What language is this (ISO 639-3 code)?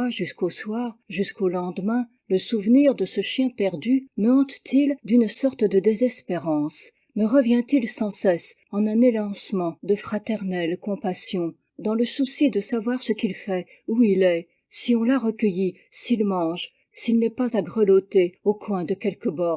fra